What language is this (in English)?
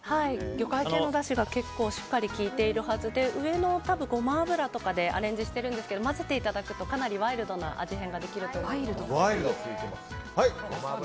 Japanese